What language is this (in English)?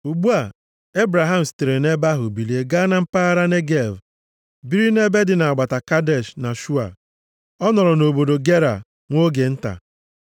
Igbo